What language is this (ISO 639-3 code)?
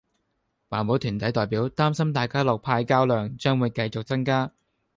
yue